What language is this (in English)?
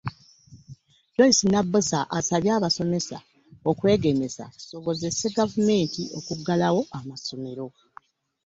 Ganda